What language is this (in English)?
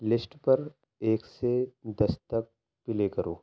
Urdu